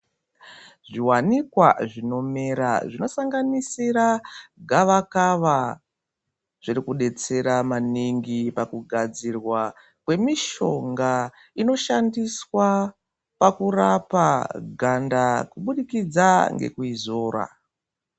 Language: Ndau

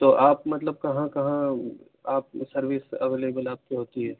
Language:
Urdu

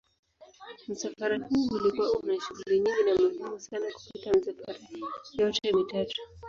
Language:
Swahili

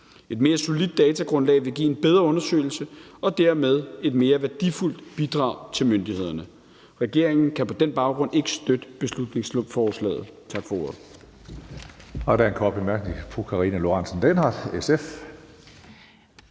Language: Danish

